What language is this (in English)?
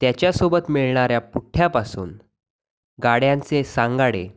Marathi